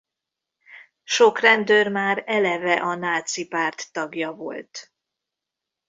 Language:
Hungarian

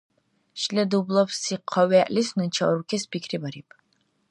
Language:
Dargwa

